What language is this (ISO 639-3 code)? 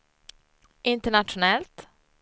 swe